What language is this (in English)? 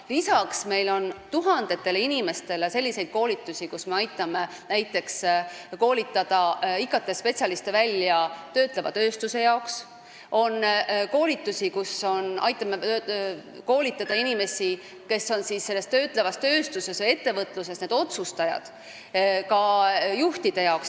Estonian